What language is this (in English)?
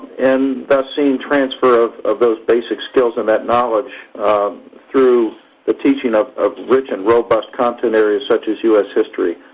English